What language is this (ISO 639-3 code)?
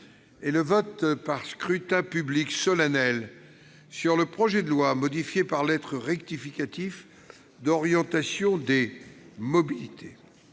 fra